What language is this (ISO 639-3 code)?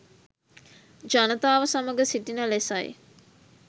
sin